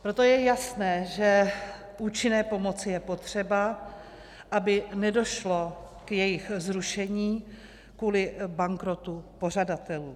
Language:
Czech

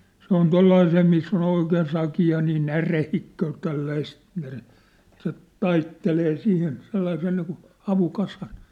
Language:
Finnish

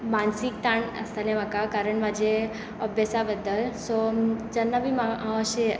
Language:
Konkani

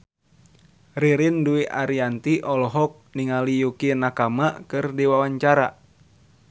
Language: Sundanese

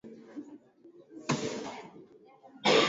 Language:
Swahili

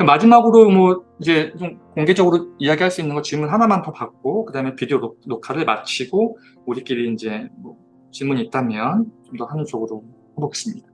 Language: Korean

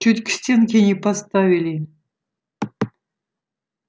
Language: Russian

